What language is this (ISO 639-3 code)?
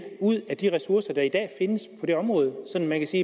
dan